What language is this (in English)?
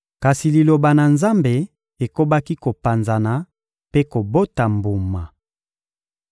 Lingala